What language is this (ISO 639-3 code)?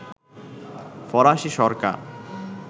ben